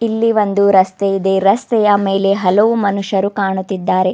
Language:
Kannada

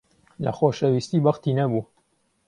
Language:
Central Kurdish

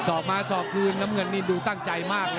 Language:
Thai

